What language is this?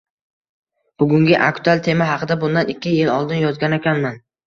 Uzbek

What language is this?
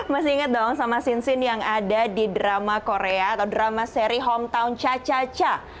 Indonesian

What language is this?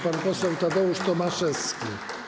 Polish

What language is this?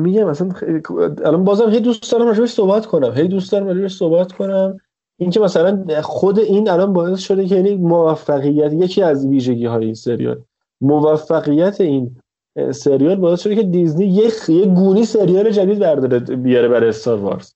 Persian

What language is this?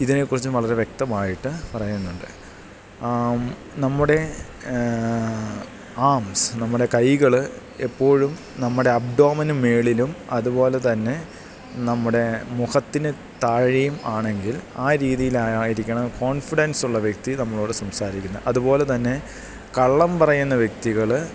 Malayalam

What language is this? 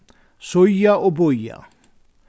Faroese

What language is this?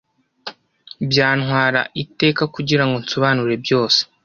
Kinyarwanda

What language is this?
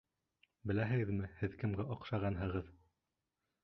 Bashkir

